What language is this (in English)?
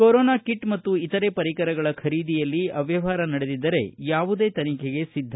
Kannada